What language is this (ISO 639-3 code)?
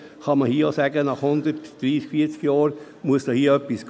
gsw